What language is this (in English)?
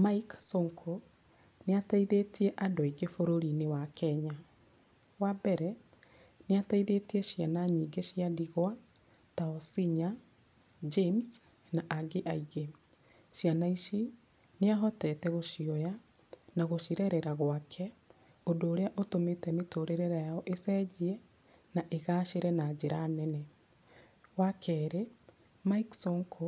Kikuyu